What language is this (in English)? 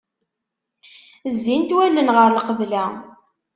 Kabyle